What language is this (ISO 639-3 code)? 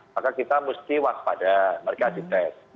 ind